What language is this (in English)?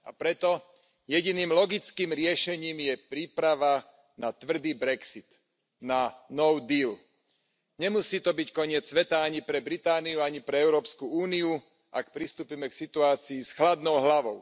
Slovak